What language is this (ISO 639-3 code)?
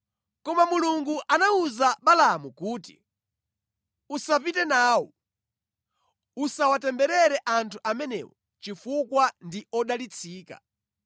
nya